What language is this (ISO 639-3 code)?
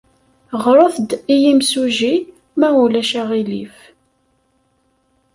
kab